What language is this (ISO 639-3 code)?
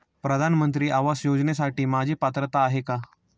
mar